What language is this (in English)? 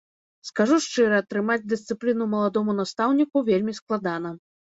Belarusian